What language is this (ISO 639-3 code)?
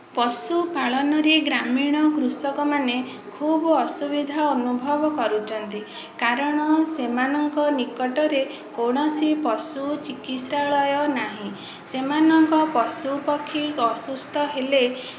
ori